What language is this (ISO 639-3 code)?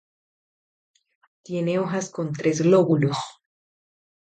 spa